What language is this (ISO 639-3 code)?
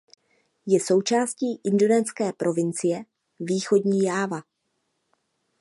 ces